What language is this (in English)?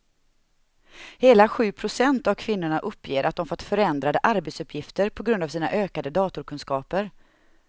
Swedish